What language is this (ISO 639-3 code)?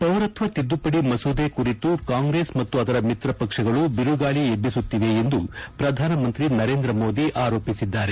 kan